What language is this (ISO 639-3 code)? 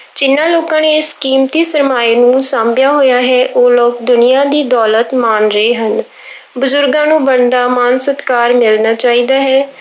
pan